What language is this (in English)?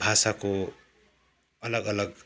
Nepali